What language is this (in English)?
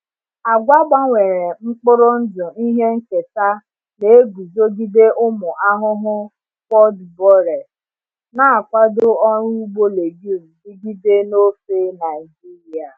Igbo